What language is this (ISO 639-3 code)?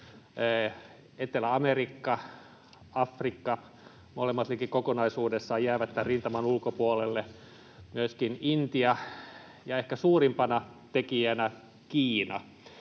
fin